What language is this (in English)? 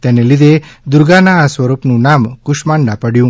Gujarati